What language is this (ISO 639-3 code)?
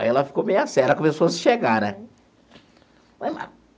por